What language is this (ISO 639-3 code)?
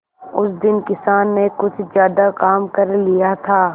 hin